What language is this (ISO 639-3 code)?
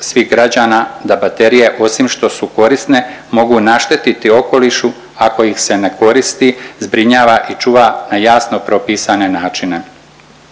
hrv